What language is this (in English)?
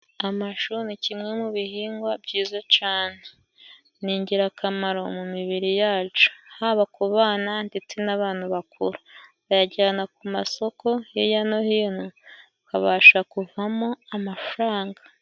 Kinyarwanda